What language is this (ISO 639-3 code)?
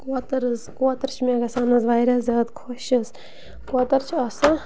kas